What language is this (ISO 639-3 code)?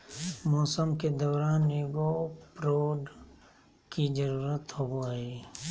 mag